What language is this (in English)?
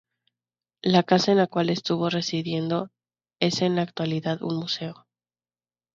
Spanish